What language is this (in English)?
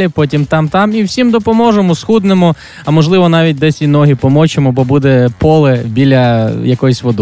Ukrainian